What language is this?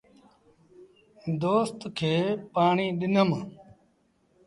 Sindhi Bhil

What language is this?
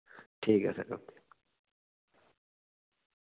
Dogri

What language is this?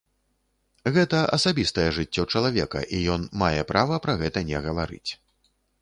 Belarusian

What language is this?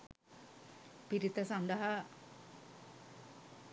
Sinhala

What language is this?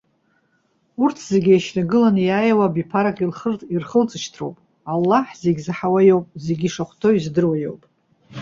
Abkhazian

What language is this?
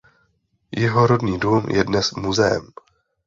Czech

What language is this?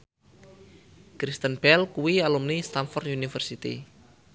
Javanese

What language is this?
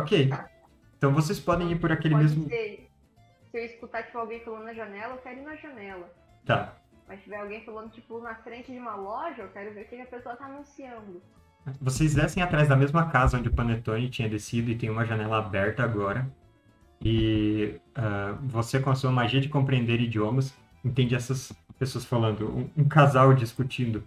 Portuguese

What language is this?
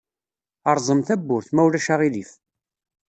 Kabyle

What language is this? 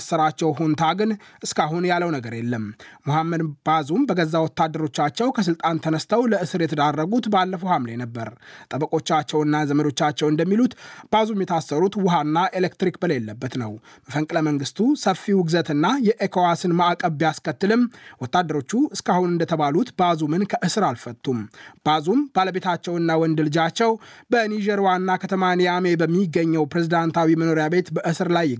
Amharic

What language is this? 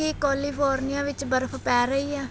Punjabi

